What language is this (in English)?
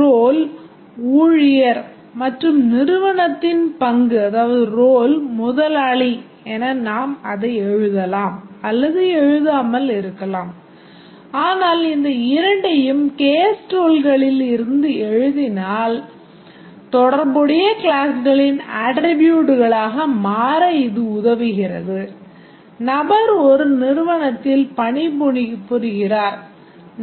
Tamil